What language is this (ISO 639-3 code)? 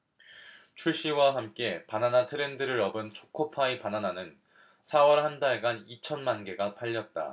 kor